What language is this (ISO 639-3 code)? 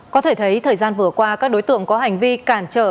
vie